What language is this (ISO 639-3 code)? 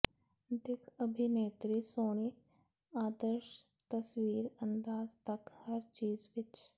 pan